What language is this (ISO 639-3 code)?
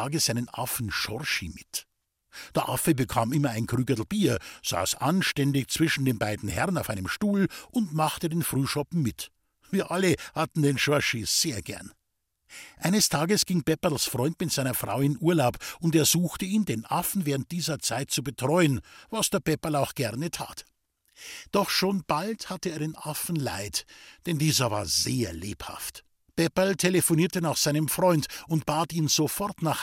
deu